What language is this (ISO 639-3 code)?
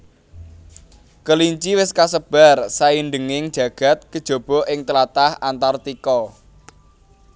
jav